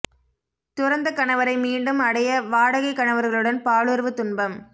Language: Tamil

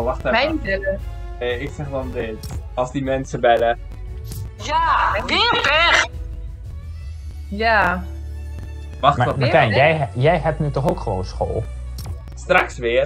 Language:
Dutch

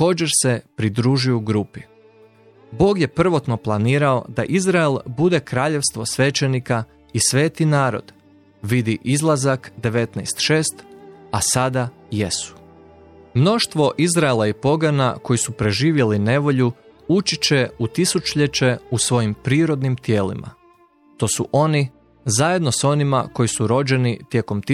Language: Croatian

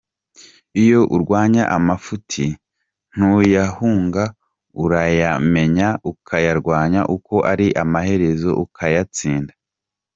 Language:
Kinyarwanda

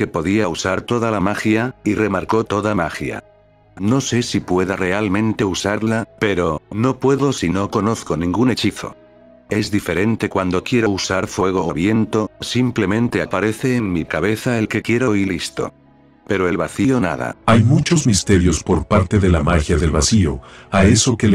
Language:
Spanish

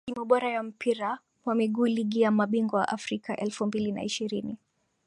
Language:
Swahili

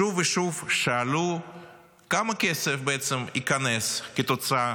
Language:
Hebrew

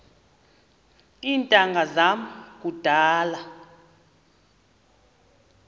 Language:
Xhosa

